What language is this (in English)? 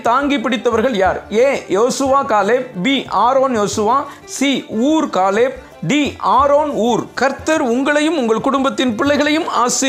Turkish